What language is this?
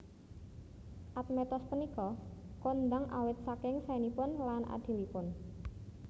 Javanese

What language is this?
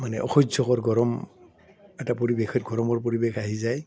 Assamese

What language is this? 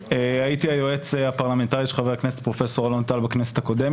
Hebrew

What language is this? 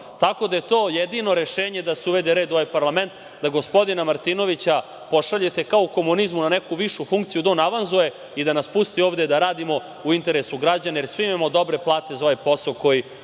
Serbian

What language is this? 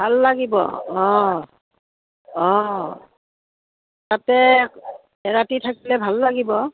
Assamese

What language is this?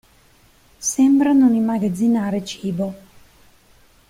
Italian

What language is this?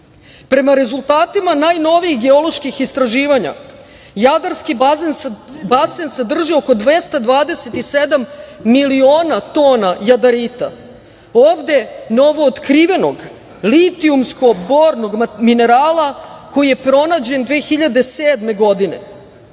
Serbian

